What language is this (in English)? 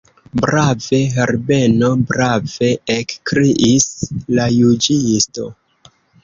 Esperanto